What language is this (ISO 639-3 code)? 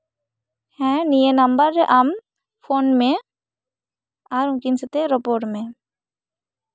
sat